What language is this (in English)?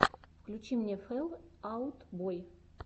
Russian